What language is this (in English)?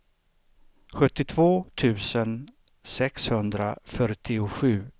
Swedish